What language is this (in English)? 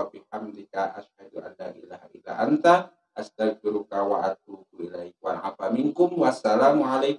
Indonesian